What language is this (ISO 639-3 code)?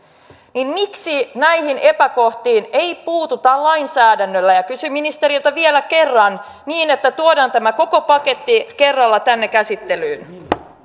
fin